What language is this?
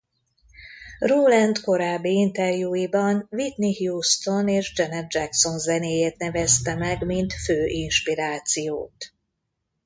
Hungarian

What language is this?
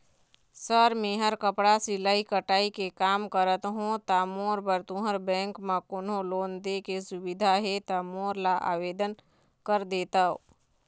Chhattisgarhi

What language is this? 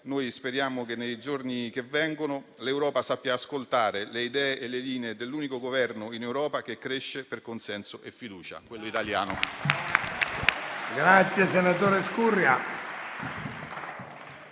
Italian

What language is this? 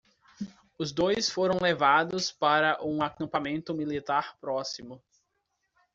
Portuguese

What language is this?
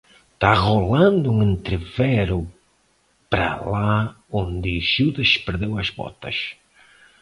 Portuguese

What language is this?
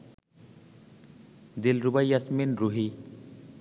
Bangla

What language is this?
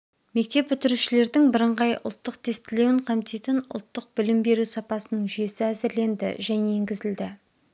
Kazakh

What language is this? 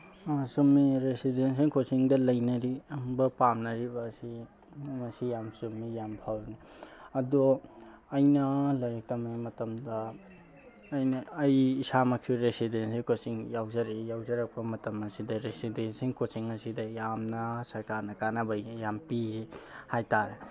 Manipuri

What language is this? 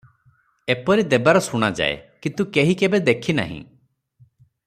Odia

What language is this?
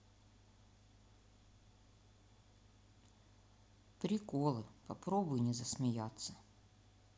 Russian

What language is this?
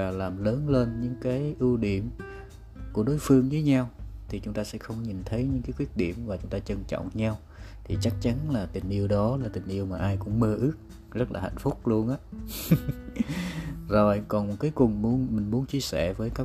Vietnamese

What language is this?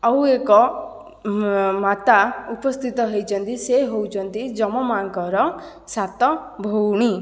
Odia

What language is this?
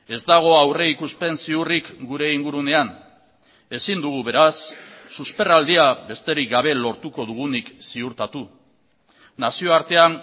Basque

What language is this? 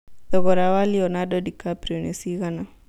Kikuyu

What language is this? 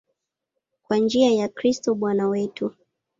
Swahili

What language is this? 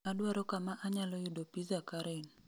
Luo (Kenya and Tanzania)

